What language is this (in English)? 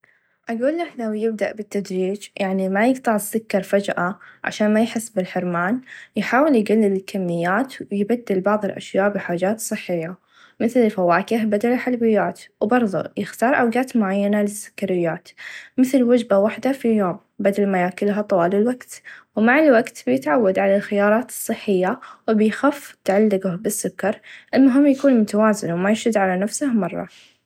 Najdi Arabic